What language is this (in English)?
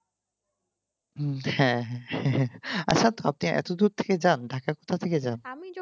Bangla